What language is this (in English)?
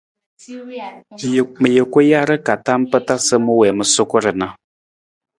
Nawdm